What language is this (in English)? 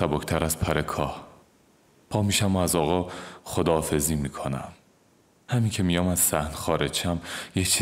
Persian